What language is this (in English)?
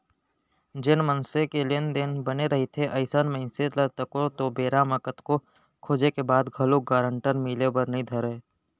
Chhattisgarhi